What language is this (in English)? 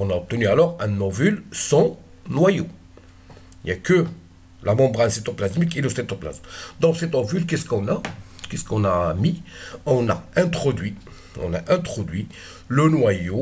French